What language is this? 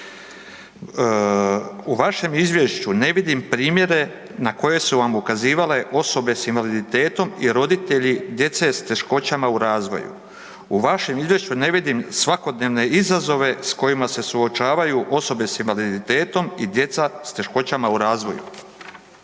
Croatian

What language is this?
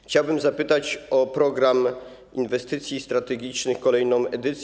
Polish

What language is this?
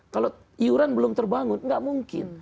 Indonesian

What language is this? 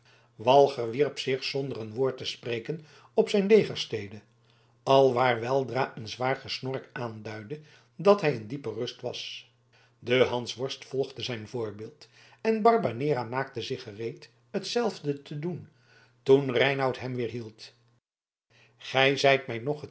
Dutch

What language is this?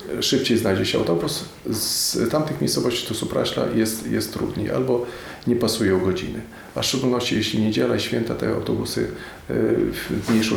Polish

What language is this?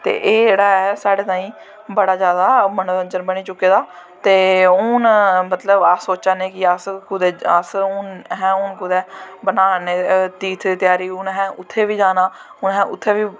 Dogri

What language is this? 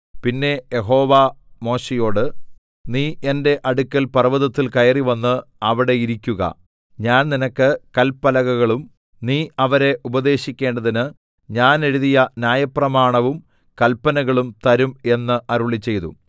Malayalam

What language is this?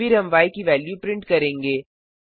Hindi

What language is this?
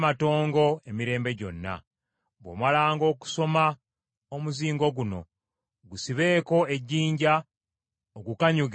Ganda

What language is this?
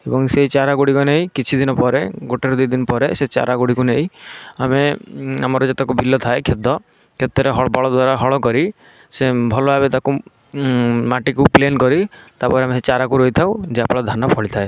Odia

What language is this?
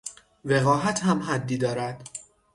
Persian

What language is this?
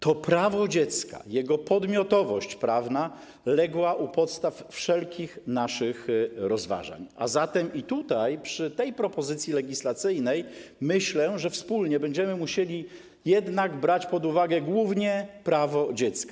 Polish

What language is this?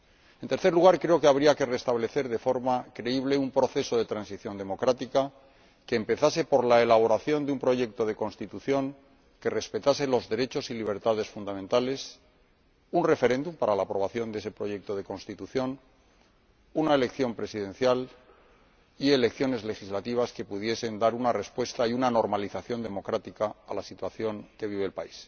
Spanish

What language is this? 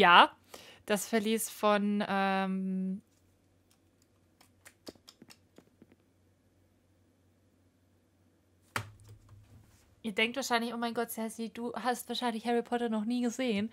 German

